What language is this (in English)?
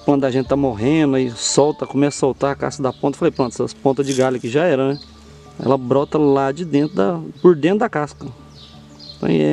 Portuguese